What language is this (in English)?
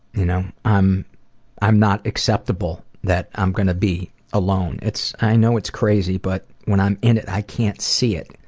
English